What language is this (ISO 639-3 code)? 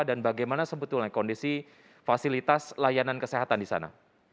ind